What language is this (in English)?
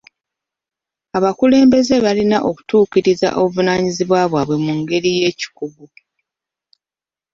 Ganda